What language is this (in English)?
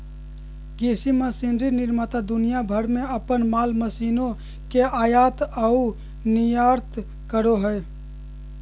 Magahi